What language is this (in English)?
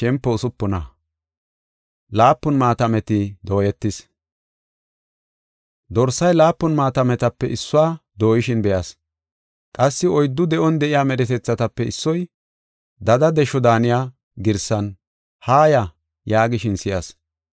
Gofa